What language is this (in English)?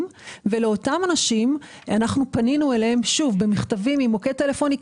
Hebrew